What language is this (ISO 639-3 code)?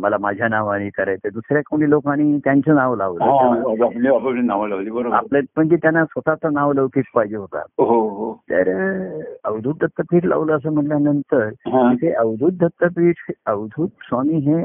mar